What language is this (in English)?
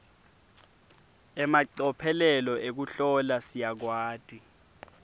Swati